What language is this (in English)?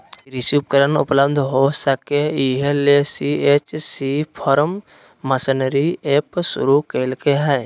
Magahi